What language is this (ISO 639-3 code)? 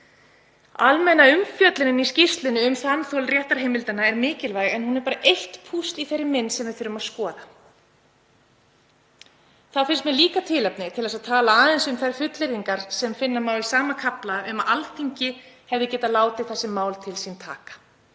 isl